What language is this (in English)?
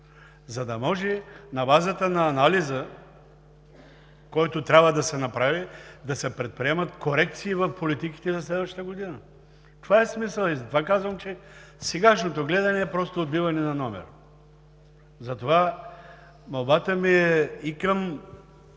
Bulgarian